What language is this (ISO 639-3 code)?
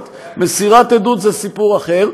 heb